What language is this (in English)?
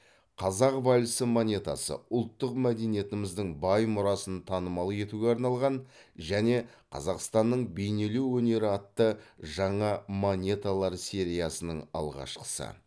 Kazakh